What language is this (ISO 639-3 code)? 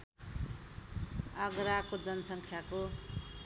nep